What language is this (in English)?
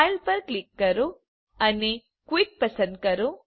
Gujarati